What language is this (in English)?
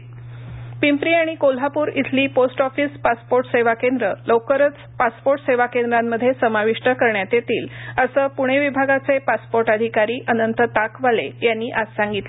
Marathi